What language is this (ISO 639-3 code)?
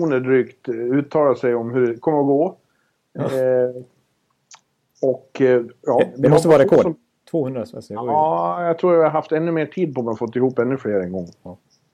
swe